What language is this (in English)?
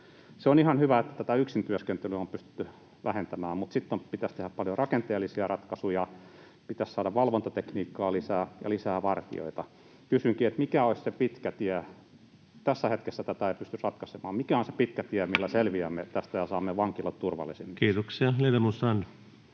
Finnish